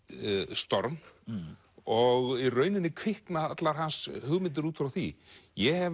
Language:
Icelandic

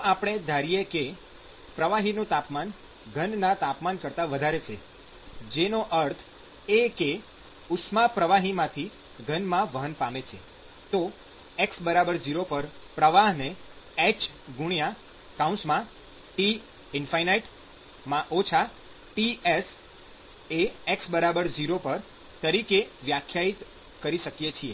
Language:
Gujarati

